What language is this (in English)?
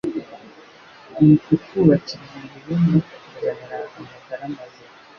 Kinyarwanda